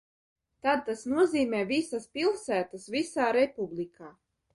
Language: Latvian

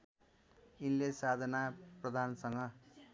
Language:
Nepali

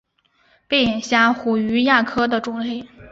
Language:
Chinese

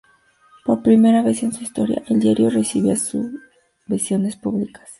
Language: Spanish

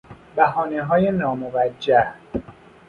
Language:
Persian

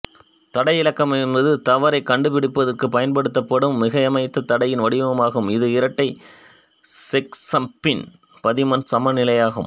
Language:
Tamil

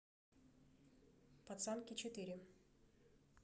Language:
Russian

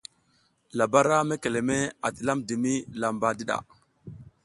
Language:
South Giziga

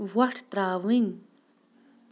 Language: Kashmiri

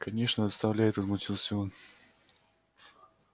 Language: Russian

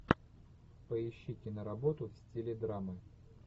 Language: Russian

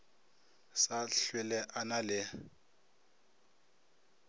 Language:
Northern Sotho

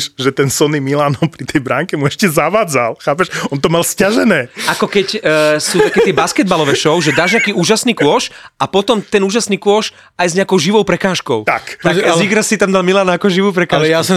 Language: Slovak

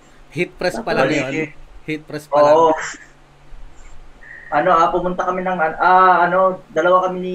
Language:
Filipino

